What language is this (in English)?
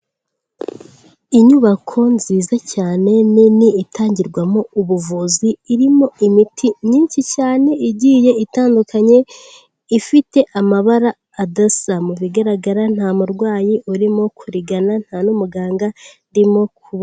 Kinyarwanda